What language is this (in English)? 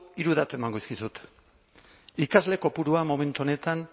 Basque